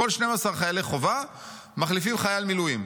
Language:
Hebrew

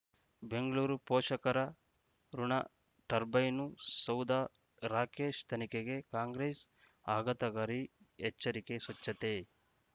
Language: Kannada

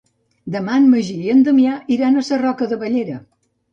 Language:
Catalan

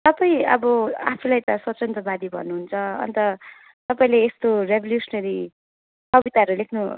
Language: Nepali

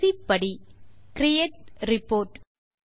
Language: Tamil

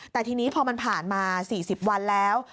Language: Thai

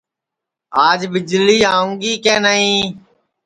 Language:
Sansi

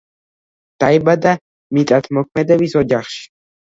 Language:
Georgian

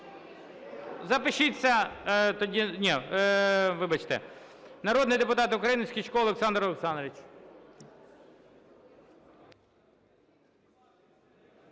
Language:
Ukrainian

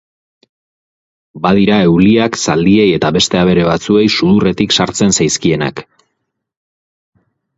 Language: Basque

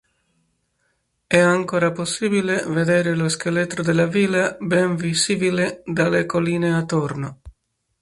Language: Italian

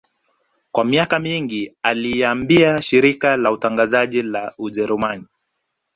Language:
Swahili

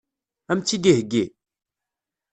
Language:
Kabyle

